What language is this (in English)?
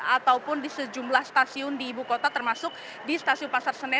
Indonesian